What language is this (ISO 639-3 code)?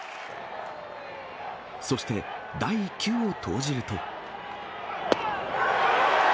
jpn